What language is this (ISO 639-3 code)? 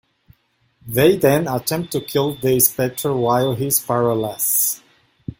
eng